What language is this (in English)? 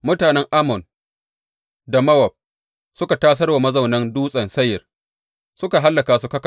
Hausa